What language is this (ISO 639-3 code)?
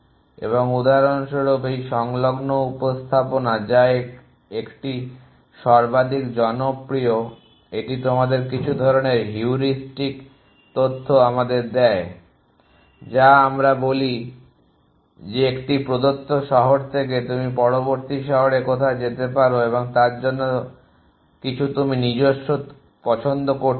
ben